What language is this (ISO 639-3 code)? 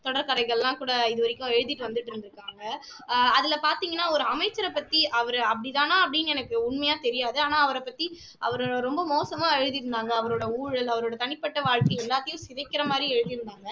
tam